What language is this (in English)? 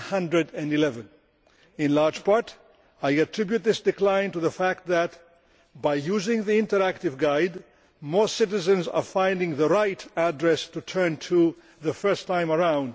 English